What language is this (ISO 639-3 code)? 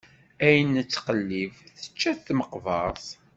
kab